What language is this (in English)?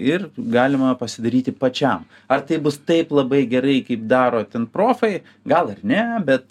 Lithuanian